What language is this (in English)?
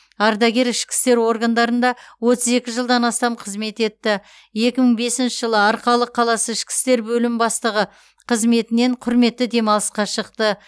Kazakh